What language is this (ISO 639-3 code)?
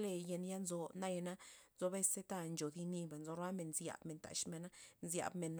ztp